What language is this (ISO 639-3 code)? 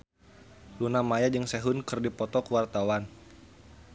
sun